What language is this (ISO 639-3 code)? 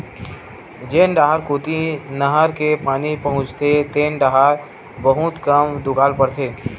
hne